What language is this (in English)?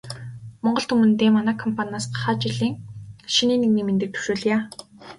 Mongolian